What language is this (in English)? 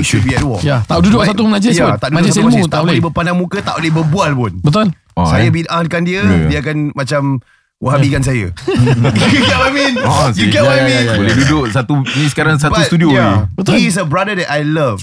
Malay